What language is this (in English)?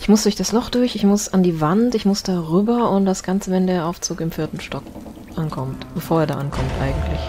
German